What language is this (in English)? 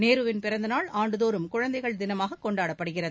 Tamil